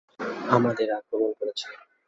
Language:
Bangla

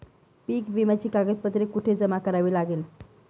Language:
Marathi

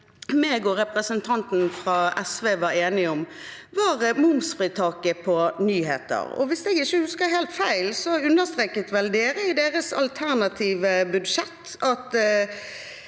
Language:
Norwegian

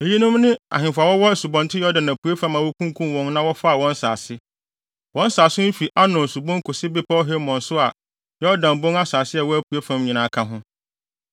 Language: Akan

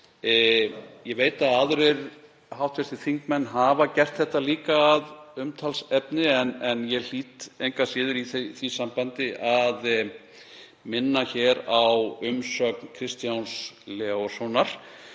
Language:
Icelandic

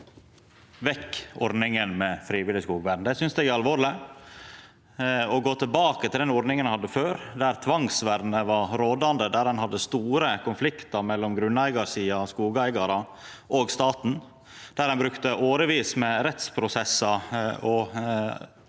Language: Norwegian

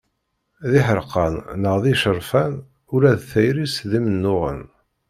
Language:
Kabyle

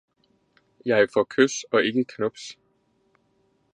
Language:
Danish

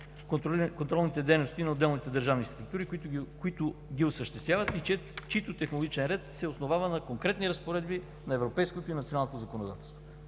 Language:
Bulgarian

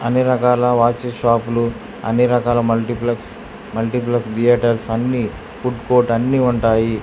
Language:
Telugu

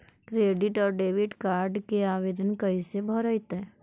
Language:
Magahi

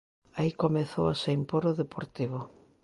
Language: Galician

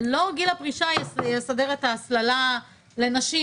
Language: Hebrew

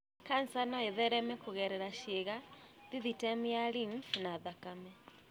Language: Kikuyu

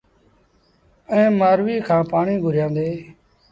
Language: Sindhi Bhil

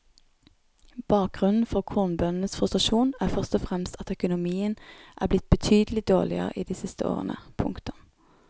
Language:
Norwegian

